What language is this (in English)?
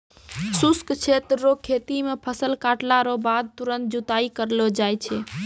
Maithili